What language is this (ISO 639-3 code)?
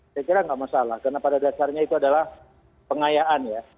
ind